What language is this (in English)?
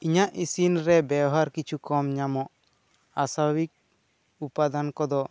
Santali